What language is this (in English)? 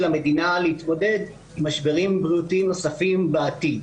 Hebrew